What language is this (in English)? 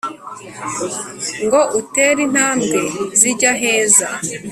Kinyarwanda